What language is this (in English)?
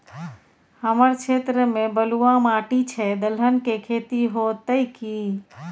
Maithili